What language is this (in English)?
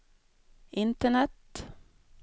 Swedish